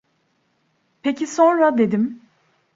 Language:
Turkish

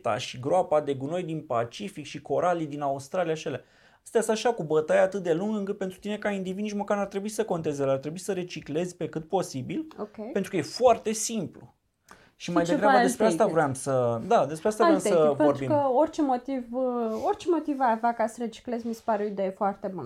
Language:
Romanian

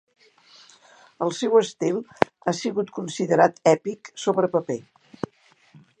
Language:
Catalan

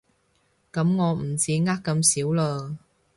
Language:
Cantonese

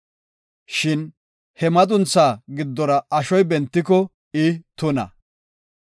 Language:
Gofa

